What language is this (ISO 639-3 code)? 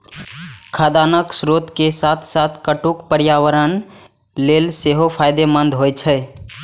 mai